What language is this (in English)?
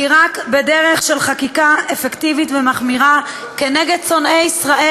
Hebrew